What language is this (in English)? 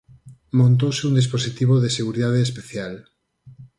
Galician